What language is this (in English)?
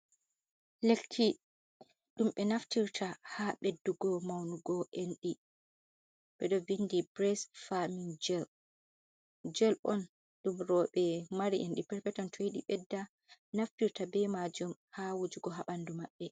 Fula